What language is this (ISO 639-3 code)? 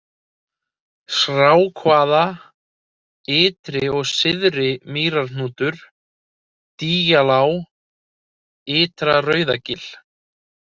isl